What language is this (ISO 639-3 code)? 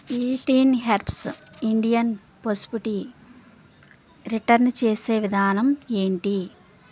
tel